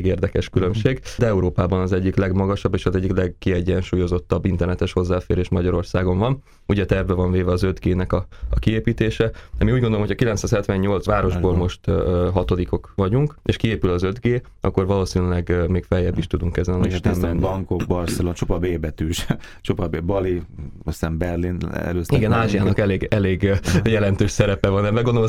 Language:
Hungarian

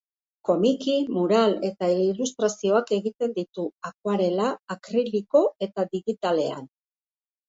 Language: Basque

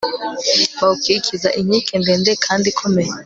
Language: Kinyarwanda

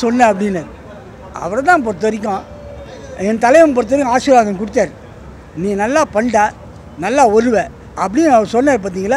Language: Arabic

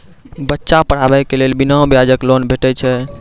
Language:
Maithili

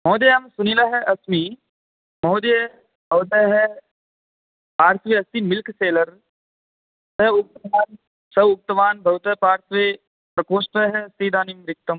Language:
Sanskrit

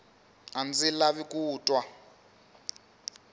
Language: Tsonga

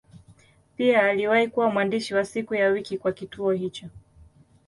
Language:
Swahili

